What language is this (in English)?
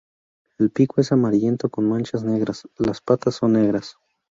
Spanish